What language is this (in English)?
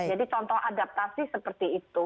Indonesian